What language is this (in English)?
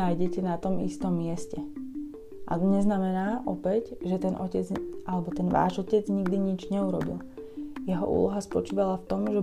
Slovak